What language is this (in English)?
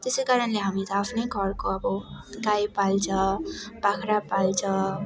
Nepali